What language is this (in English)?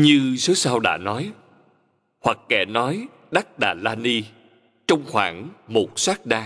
Vietnamese